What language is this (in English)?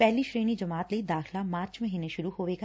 Punjabi